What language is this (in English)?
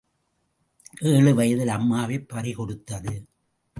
Tamil